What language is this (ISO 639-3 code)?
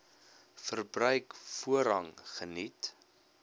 afr